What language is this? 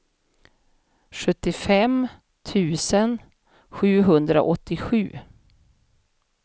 Swedish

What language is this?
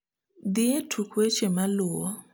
Luo (Kenya and Tanzania)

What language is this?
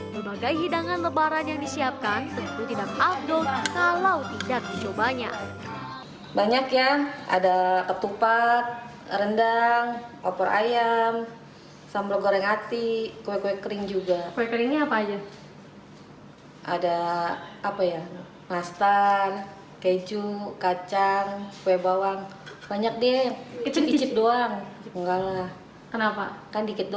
Indonesian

